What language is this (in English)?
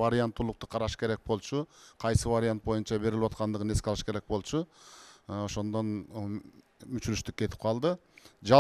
Turkish